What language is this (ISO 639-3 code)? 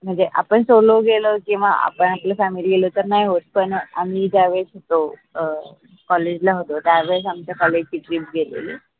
mar